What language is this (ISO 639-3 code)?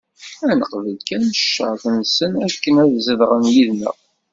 kab